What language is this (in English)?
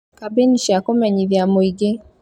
Kikuyu